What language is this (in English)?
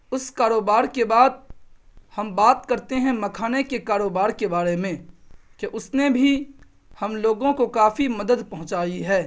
Urdu